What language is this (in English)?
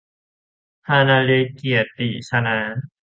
Thai